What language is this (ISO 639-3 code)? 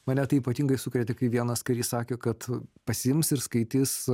lit